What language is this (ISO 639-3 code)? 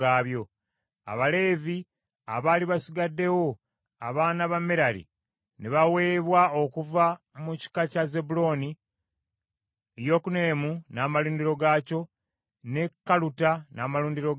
lug